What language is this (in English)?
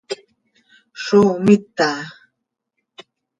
Seri